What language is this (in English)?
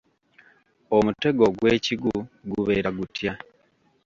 Ganda